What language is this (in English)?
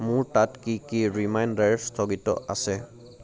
Assamese